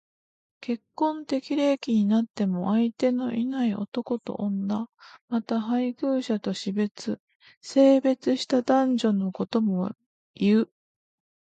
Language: Japanese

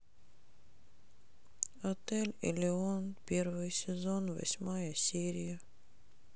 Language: Russian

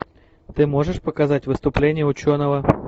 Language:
Russian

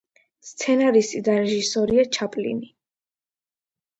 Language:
Georgian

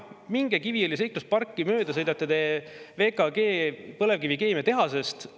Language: Estonian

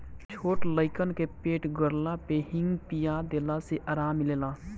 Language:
Bhojpuri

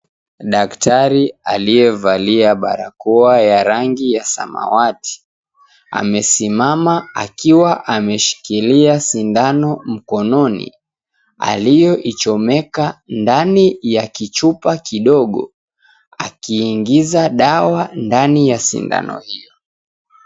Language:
Swahili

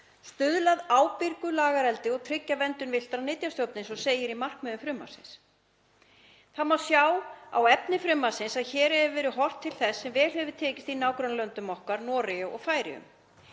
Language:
Icelandic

